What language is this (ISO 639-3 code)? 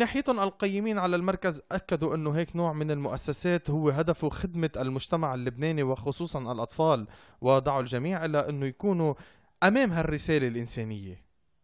ara